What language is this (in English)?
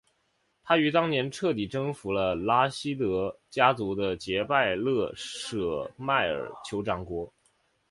Chinese